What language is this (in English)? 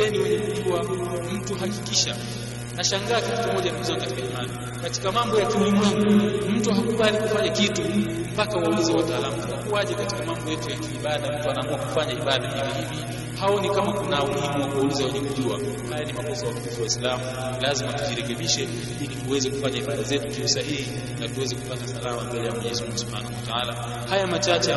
Swahili